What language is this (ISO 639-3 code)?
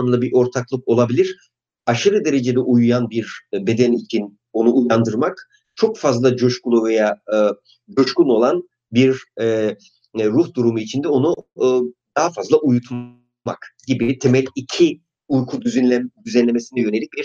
tur